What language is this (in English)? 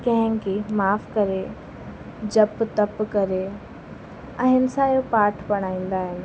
Sindhi